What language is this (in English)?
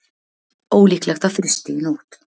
Icelandic